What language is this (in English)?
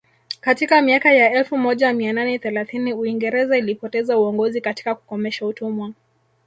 Swahili